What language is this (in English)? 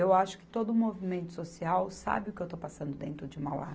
Portuguese